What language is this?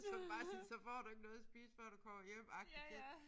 Danish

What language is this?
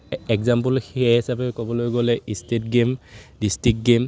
Assamese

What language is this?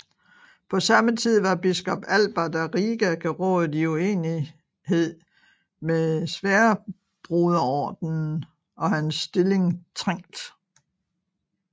Danish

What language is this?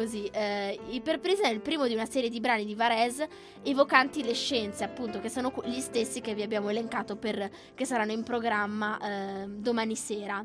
Italian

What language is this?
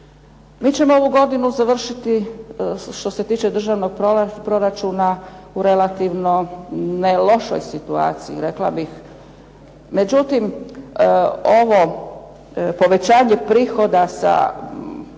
Croatian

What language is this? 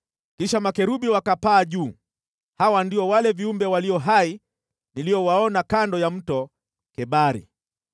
Swahili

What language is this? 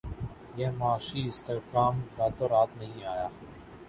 Urdu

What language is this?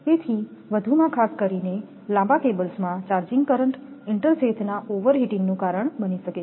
Gujarati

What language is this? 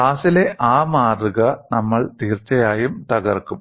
Malayalam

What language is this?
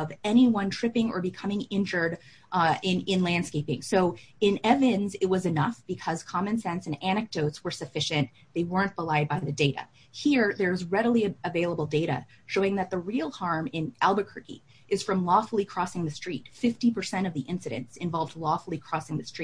English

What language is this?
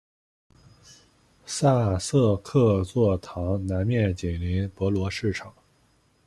Chinese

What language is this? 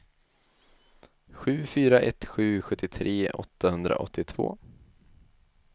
Swedish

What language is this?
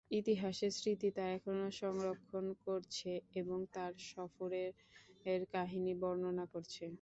Bangla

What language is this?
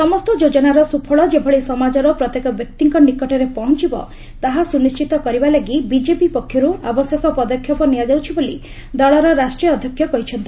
Odia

